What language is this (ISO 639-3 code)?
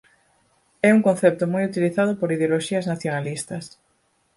glg